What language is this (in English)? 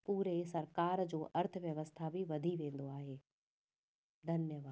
Sindhi